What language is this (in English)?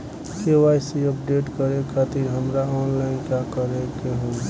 Bhojpuri